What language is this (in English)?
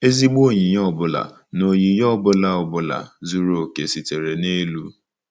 Igbo